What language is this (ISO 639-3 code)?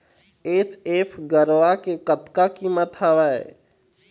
hne